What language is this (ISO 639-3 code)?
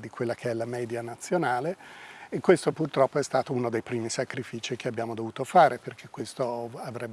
ita